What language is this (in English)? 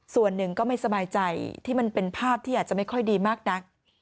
Thai